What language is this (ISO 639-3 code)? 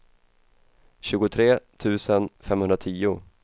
swe